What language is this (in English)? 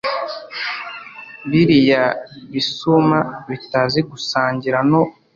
Kinyarwanda